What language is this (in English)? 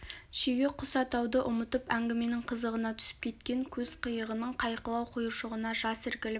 Kazakh